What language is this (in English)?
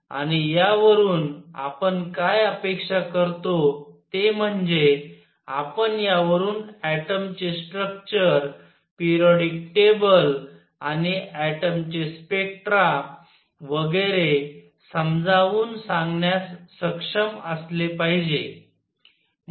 Marathi